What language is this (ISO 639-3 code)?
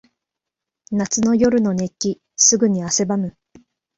jpn